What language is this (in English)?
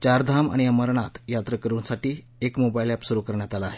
Marathi